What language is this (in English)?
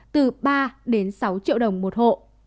Vietnamese